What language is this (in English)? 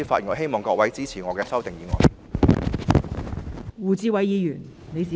Cantonese